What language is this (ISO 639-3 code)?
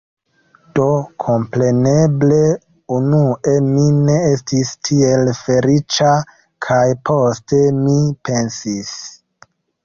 epo